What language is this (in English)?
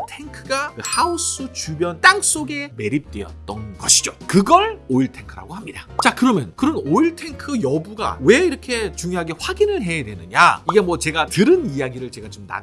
Korean